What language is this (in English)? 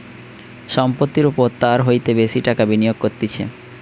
Bangla